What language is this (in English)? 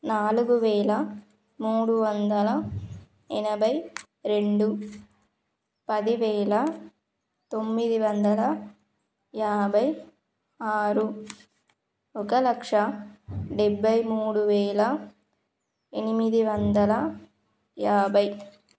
Telugu